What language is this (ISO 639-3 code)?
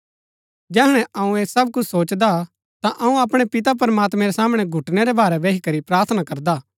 gbk